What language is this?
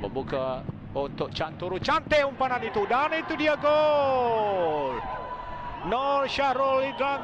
Malay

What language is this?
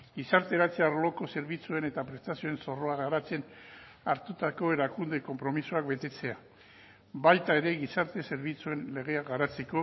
Basque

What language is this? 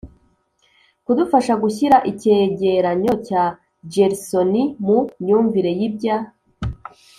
Kinyarwanda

